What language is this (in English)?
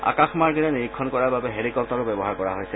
Assamese